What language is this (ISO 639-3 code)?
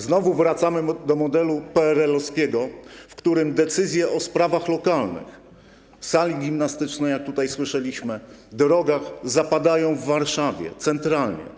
pol